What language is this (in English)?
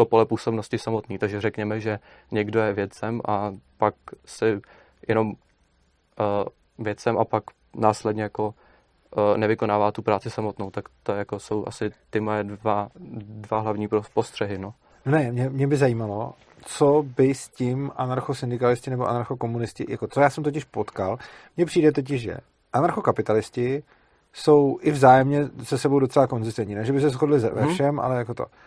Czech